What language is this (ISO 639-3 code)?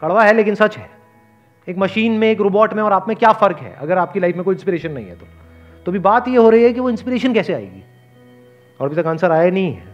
hin